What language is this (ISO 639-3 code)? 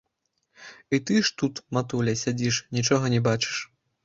bel